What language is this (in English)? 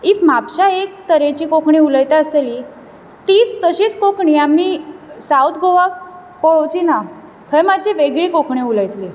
Konkani